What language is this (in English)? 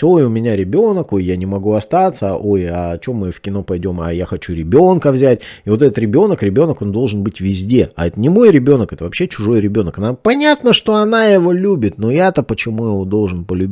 Russian